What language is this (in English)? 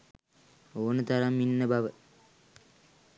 Sinhala